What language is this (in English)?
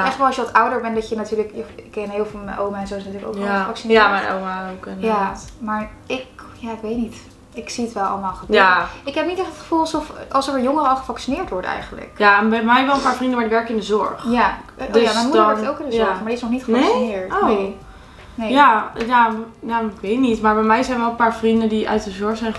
Dutch